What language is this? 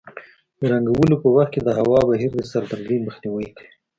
Pashto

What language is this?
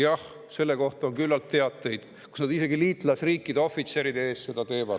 Estonian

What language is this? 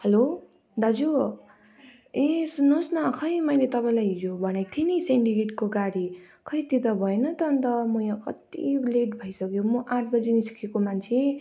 Nepali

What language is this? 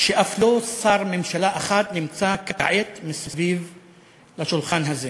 Hebrew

